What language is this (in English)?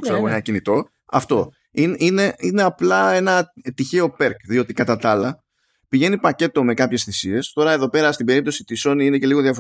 Greek